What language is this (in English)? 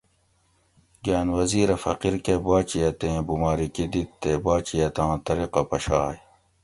Gawri